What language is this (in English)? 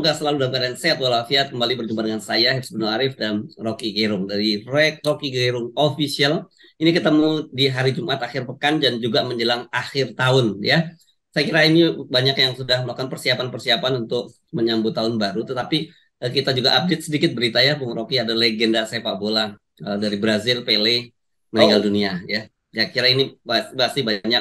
Indonesian